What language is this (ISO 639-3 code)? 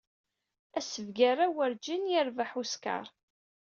kab